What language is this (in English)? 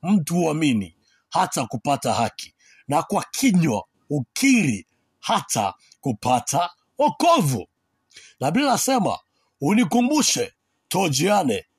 Swahili